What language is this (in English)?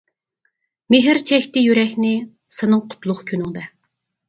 Uyghur